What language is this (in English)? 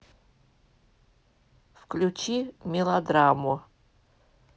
Russian